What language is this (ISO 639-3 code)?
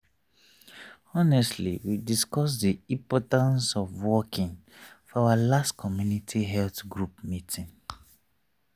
pcm